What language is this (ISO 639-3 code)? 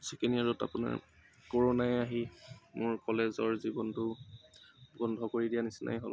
asm